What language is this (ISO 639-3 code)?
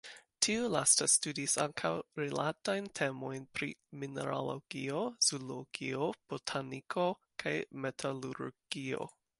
epo